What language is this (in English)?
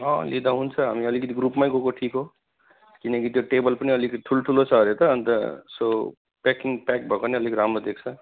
Nepali